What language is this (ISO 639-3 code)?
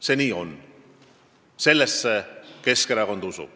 est